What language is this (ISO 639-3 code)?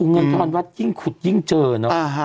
tha